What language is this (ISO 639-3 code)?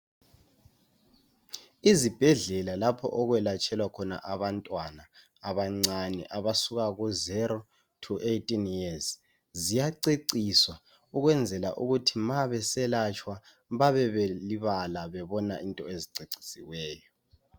nde